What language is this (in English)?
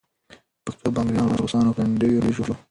Pashto